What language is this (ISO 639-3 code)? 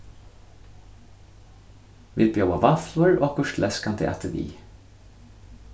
fao